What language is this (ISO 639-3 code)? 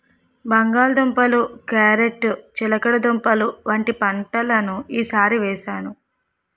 tel